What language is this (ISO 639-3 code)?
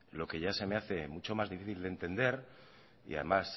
spa